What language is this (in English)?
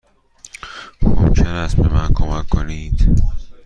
Persian